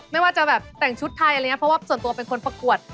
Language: Thai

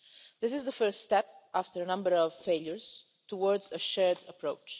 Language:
English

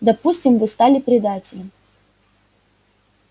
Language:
Russian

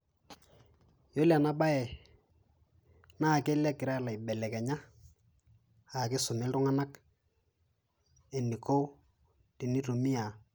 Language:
Masai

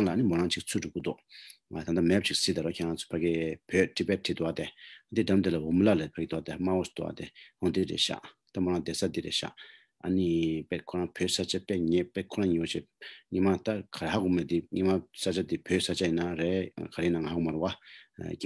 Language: Romanian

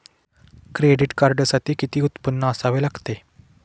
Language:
Marathi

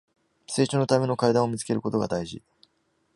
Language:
Japanese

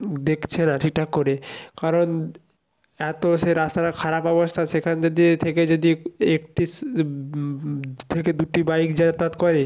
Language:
Bangla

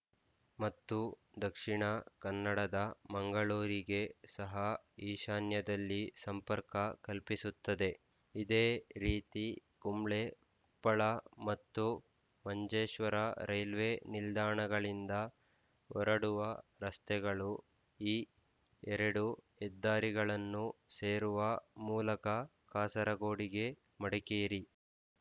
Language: Kannada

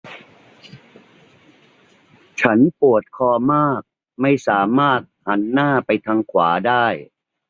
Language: Thai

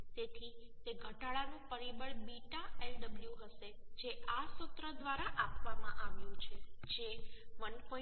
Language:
Gujarati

